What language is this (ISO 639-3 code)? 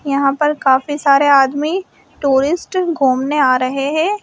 hin